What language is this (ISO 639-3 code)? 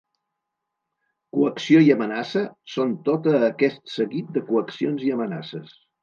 cat